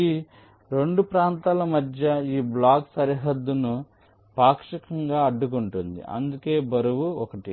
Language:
Telugu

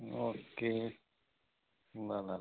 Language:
Nepali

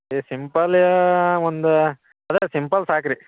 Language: Kannada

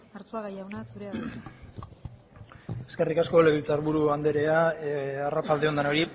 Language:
Basque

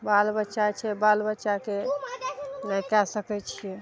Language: Maithili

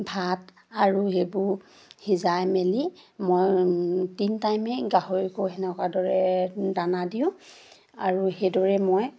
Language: Assamese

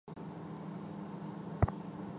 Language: Chinese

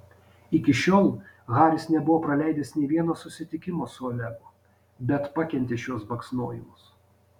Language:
Lithuanian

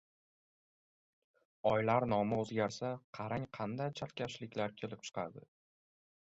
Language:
Uzbek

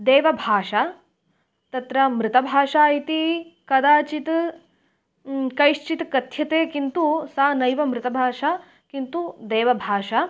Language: Sanskrit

